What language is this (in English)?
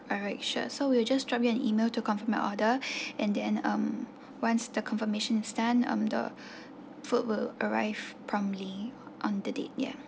English